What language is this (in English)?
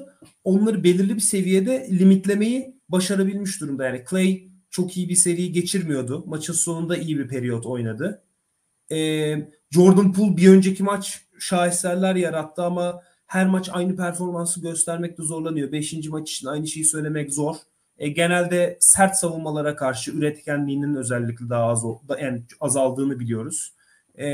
Turkish